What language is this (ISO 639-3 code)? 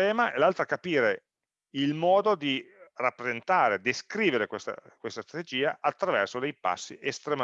ita